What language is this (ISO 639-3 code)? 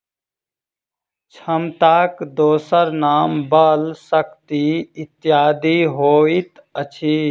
mai